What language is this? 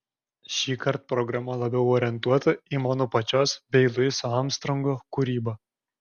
Lithuanian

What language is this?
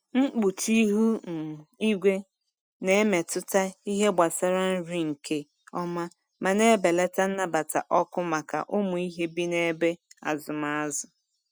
Igbo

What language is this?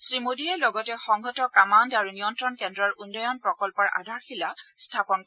Assamese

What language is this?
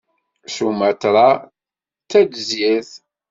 Kabyle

